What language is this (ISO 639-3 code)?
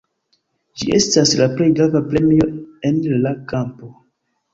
epo